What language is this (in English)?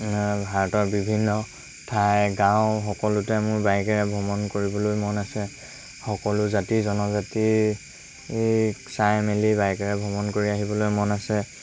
Assamese